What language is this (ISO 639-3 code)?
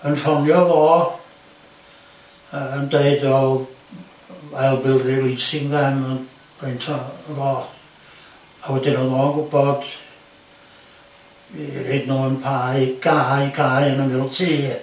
cym